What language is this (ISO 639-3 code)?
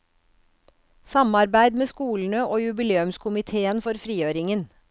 nor